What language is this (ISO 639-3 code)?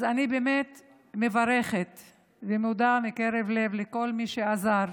heb